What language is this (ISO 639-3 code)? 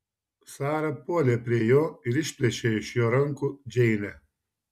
lit